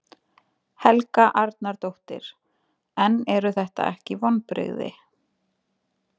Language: Icelandic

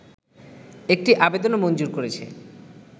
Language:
Bangla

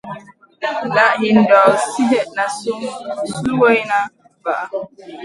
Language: Masana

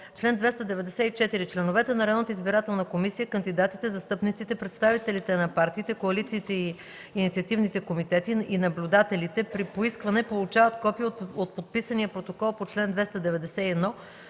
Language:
Bulgarian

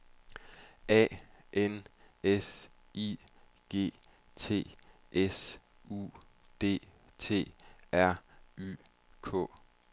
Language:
Danish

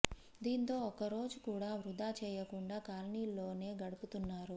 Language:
Telugu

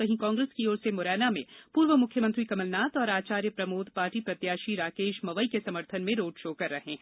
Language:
Hindi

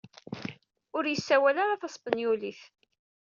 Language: Kabyle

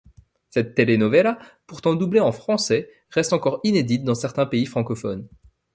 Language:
French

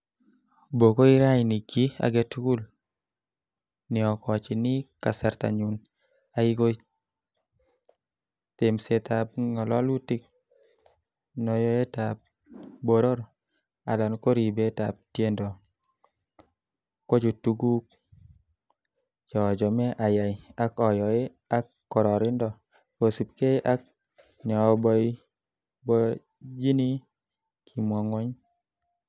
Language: Kalenjin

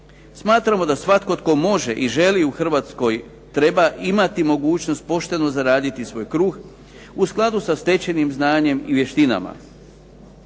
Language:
Croatian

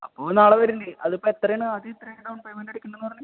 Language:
Malayalam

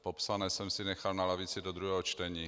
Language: Czech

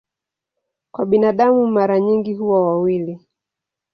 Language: Swahili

